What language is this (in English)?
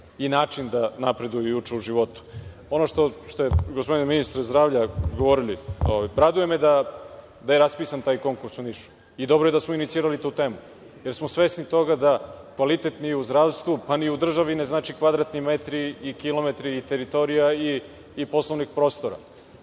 Serbian